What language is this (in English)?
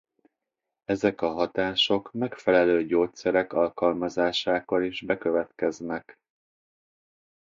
Hungarian